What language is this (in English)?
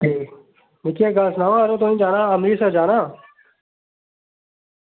Dogri